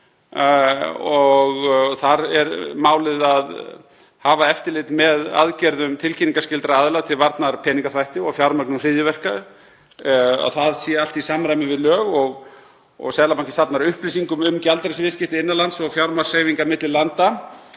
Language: Icelandic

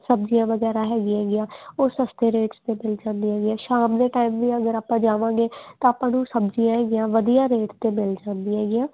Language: Punjabi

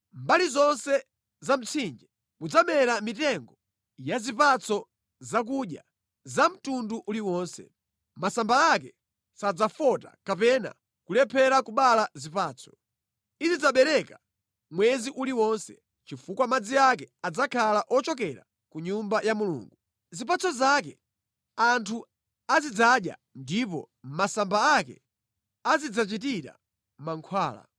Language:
Nyanja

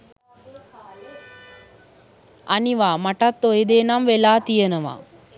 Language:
Sinhala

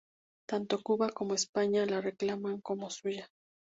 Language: Spanish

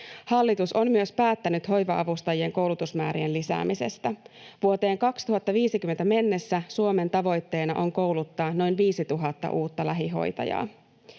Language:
Finnish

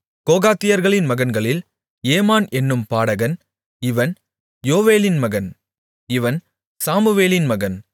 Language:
Tamil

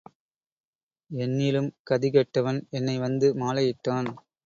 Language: Tamil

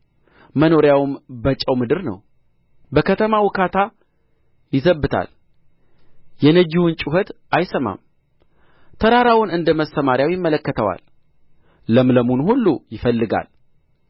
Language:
Amharic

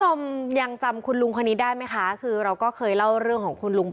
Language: Thai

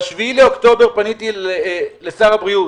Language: Hebrew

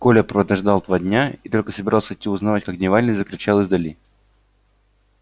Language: Russian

